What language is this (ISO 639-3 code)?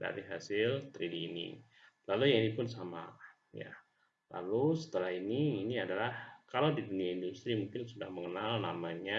ind